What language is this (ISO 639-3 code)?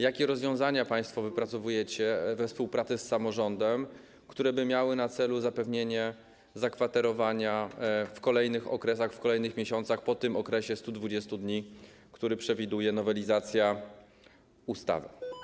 pol